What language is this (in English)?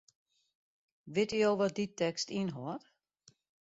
Western Frisian